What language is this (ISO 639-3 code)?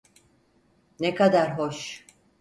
tur